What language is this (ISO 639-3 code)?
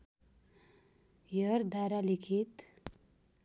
nep